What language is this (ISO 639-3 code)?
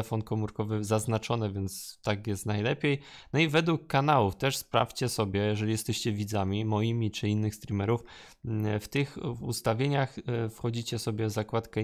pol